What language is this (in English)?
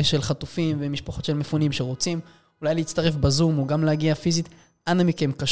Hebrew